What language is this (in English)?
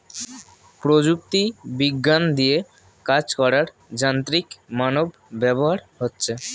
Bangla